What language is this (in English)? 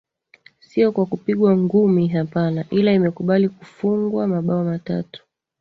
Swahili